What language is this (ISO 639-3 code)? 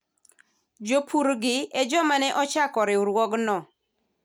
luo